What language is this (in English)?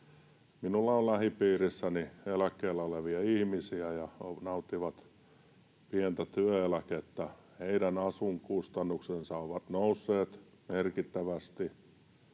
Finnish